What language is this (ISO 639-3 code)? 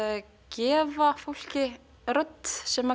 isl